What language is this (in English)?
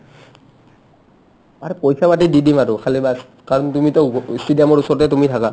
Assamese